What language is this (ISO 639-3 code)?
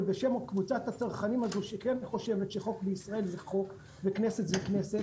heb